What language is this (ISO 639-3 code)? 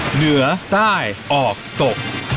tha